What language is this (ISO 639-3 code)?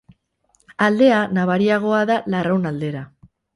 eus